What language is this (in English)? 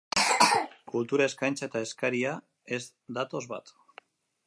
Basque